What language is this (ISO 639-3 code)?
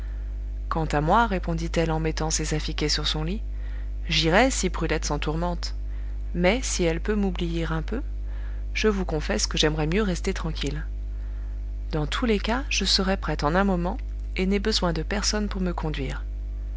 fra